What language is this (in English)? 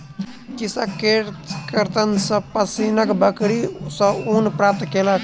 Maithili